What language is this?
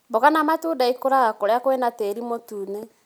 Kikuyu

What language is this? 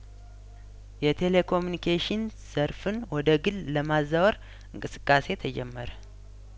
Amharic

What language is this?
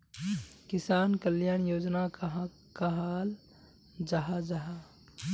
Magahi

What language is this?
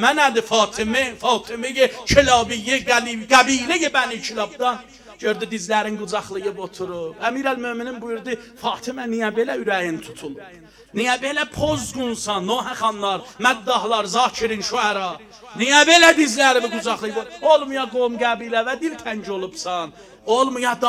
Turkish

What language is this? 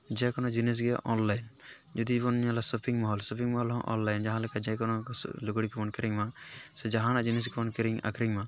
Santali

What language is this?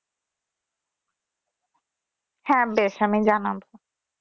Bangla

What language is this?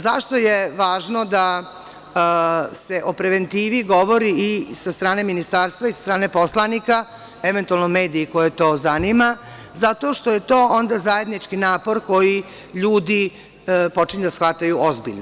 Serbian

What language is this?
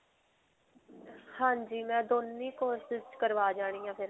Punjabi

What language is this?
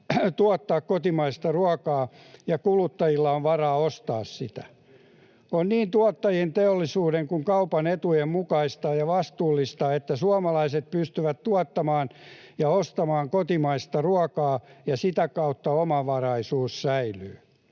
Finnish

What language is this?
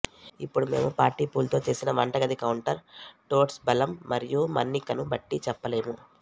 Telugu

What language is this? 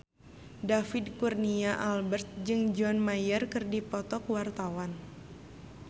Sundanese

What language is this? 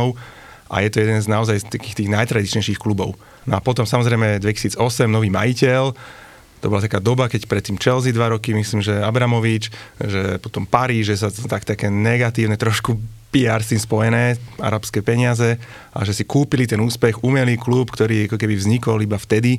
Slovak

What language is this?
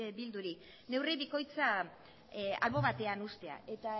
Basque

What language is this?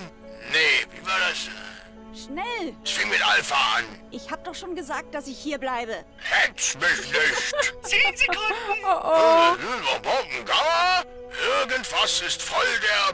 German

